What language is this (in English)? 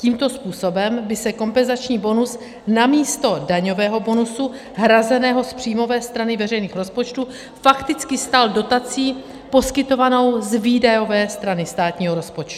Czech